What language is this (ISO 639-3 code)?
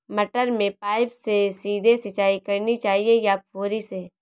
hin